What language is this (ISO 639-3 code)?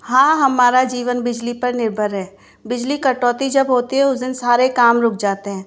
hin